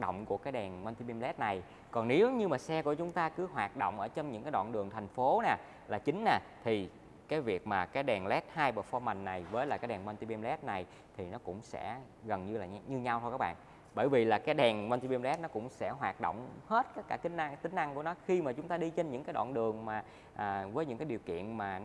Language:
Vietnamese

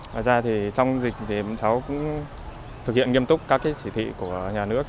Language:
Vietnamese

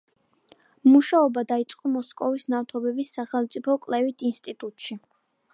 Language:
Georgian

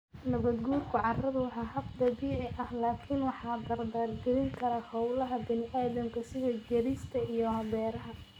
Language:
Somali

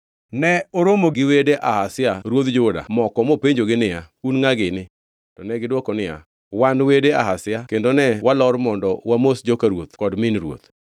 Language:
Luo (Kenya and Tanzania)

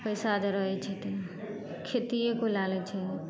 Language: Maithili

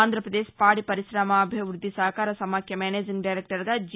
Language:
Telugu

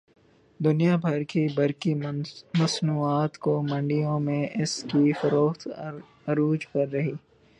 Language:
Urdu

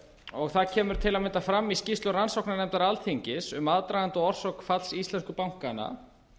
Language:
Icelandic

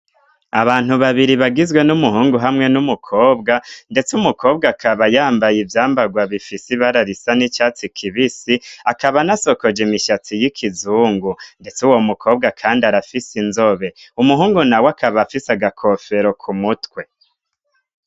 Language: Rundi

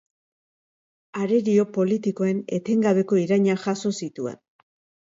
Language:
Basque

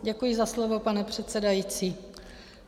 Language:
Czech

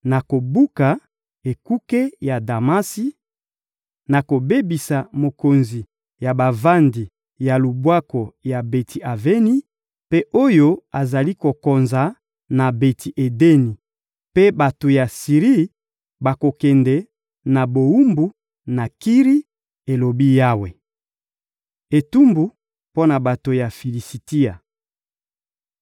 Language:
Lingala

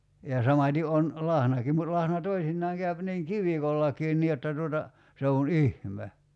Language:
Finnish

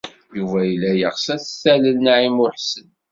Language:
Kabyle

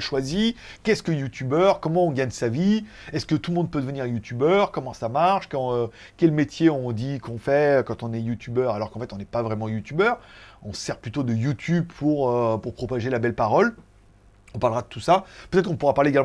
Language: French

